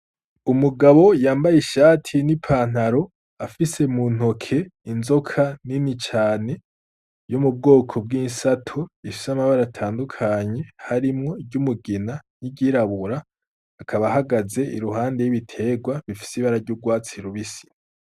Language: Rundi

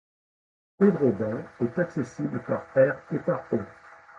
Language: French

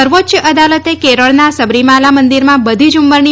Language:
Gujarati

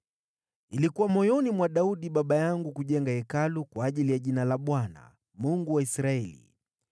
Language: Swahili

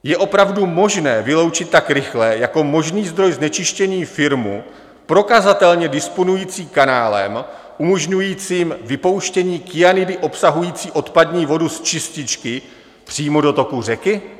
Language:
Czech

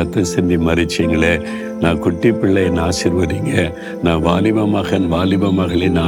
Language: Tamil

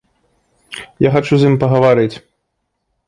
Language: Belarusian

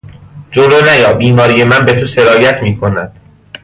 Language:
Persian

